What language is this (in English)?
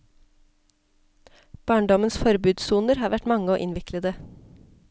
Norwegian